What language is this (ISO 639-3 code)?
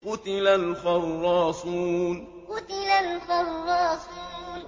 ara